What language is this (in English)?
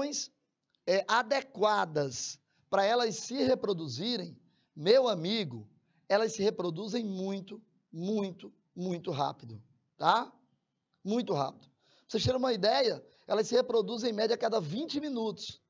Portuguese